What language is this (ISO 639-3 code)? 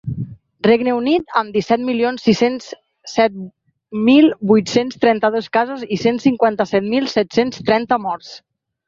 cat